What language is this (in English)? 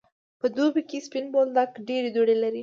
Pashto